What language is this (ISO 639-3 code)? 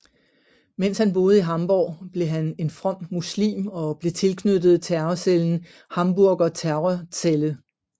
dan